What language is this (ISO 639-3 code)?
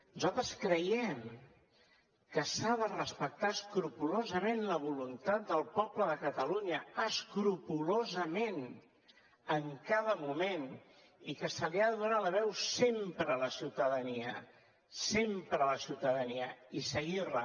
cat